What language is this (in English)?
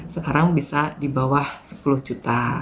Indonesian